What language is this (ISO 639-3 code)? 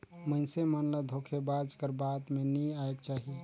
hne